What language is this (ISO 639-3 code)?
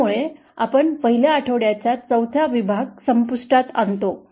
mar